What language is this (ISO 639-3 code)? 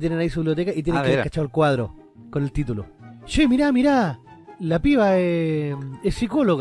spa